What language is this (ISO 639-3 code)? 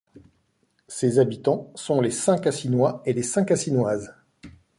fra